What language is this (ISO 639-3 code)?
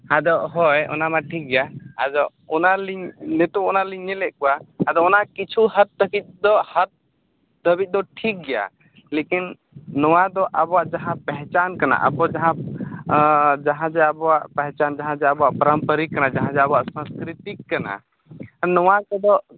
sat